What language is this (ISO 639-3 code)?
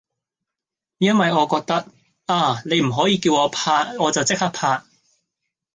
yue